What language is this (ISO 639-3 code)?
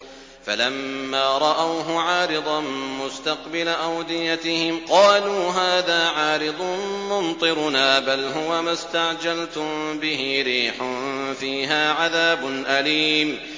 ara